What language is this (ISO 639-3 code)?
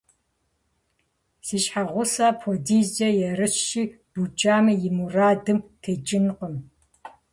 kbd